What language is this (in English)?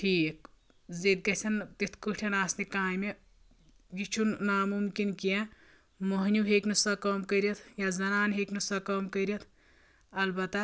Kashmiri